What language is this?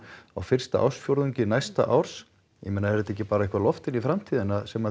Icelandic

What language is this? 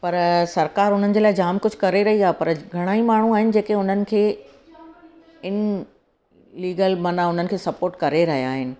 Sindhi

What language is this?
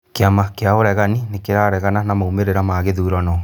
Kikuyu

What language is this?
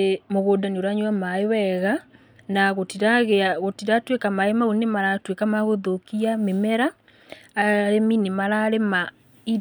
Kikuyu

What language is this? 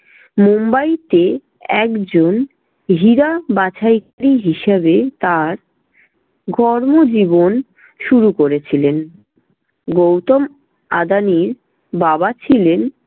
Bangla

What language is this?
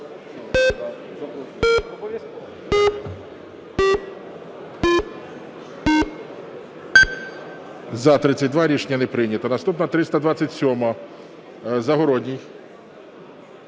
Ukrainian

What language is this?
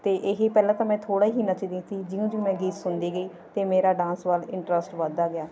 Punjabi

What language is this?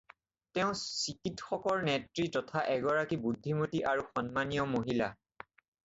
Assamese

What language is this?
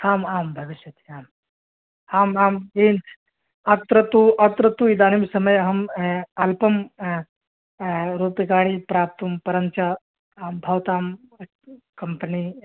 Sanskrit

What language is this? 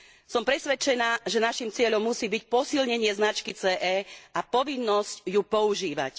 Slovak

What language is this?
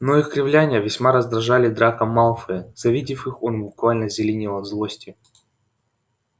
Russian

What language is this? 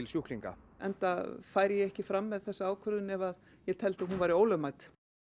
Icelandic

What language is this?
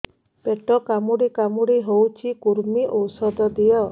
Odia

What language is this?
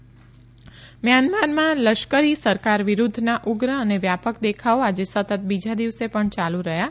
Gujarati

